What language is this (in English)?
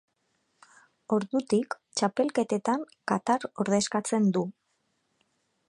Basque